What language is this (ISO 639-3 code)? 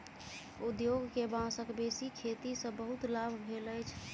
mai